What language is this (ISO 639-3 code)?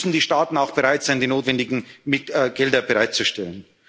deu